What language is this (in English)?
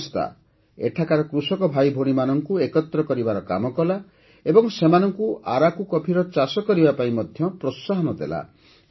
Odia